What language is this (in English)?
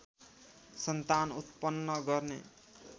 Nepali